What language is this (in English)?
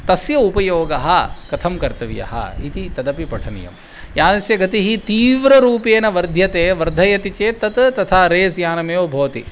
Sanskrit